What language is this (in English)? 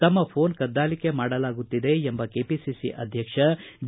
Kannada